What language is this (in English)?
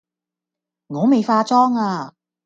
Cantonese